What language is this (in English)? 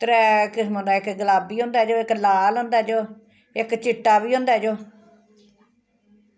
Dogri